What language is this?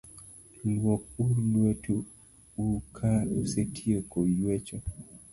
Luo (Kenya and Tanzania)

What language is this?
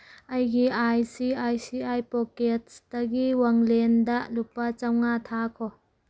Manipuri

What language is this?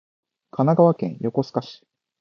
Japanese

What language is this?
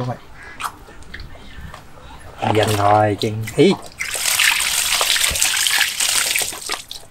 Vietnamese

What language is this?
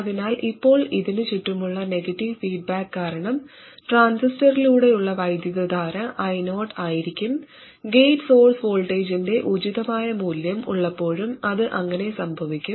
Malayalam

